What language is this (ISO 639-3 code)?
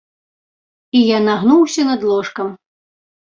bel